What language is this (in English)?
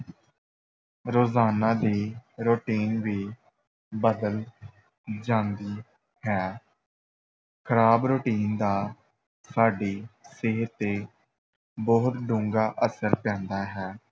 Punjabi